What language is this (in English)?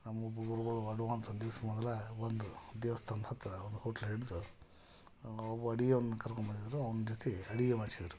Kannada